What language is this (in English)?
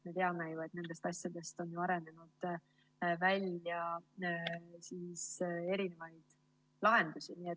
Estonian